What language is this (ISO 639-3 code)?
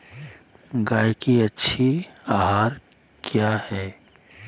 mag